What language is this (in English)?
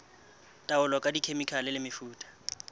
Southern Sotho